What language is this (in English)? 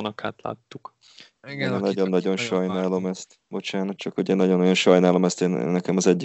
Hungarian